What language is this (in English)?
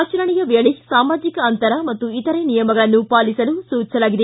Kannada